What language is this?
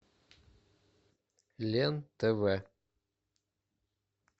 Russian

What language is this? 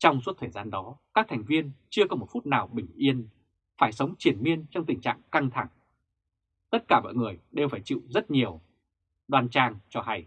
Vietnamese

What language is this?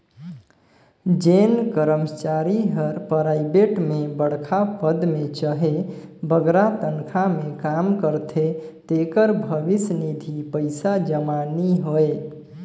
Chhattisgarhi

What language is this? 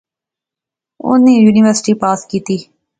Pahari-Potwari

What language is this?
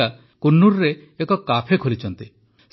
Odia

